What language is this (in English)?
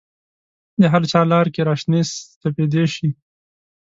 Pashto